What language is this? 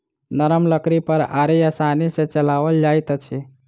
Maithili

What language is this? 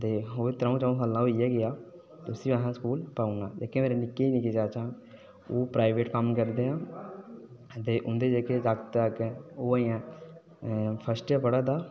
Dogri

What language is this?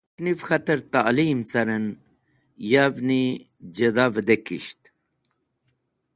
Wakhi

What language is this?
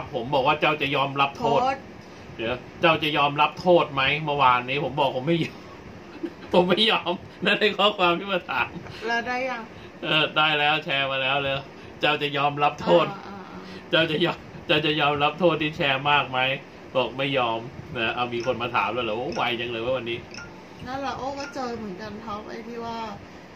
Thai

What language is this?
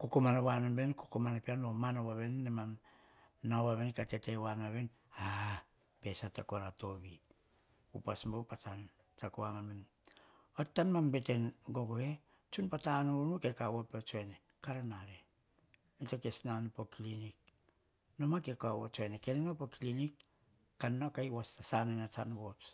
Hahon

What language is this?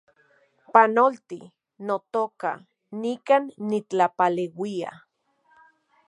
Central Puebla Nahuatl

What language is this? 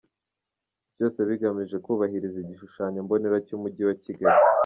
Kinyarwanda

